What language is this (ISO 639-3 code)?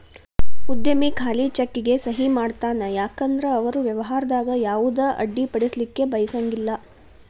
kan